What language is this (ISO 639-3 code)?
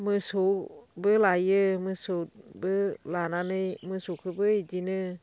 brx